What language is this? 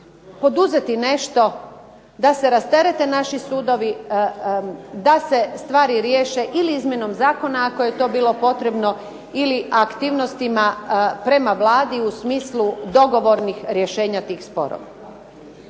Croatian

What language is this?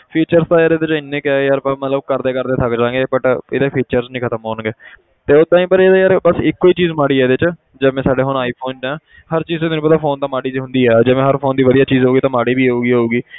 Punjabi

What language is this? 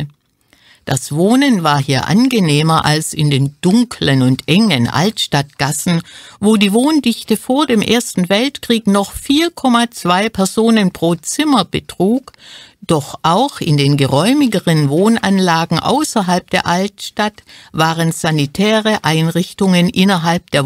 German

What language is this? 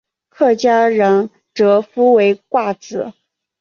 Chinese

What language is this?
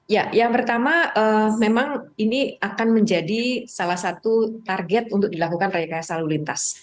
Indonesian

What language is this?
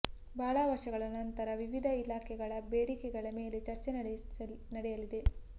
Kannada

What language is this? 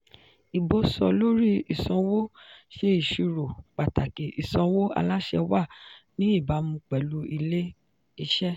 Yoruba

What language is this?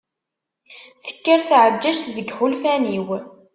Kabyle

